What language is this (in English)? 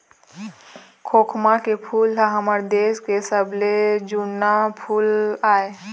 Chhattisgarhi